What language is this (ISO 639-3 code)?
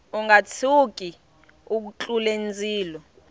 tso